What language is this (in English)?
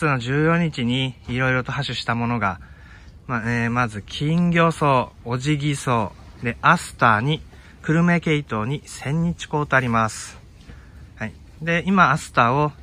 Japanese